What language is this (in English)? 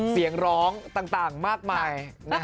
Thai